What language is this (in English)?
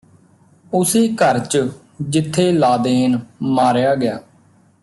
Punjabi